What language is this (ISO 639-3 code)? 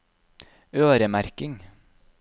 nor